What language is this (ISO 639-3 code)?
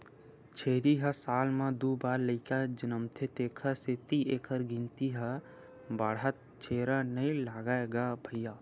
hne